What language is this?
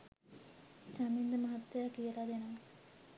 Sinhala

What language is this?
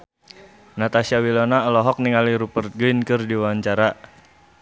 Sundanese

